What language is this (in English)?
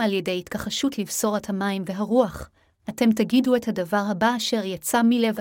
Hebrew